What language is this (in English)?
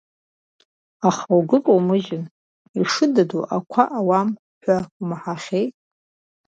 Abkhazian